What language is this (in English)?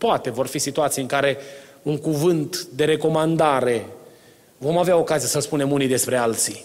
Romanian